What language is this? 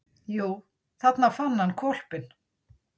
Icelandic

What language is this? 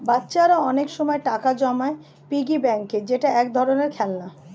Bangla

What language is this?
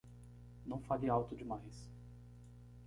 Portuguese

